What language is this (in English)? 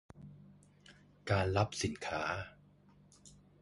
Thai